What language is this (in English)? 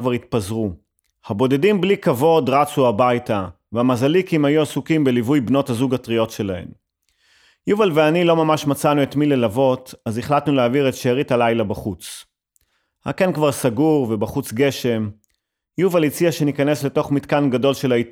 Hebrew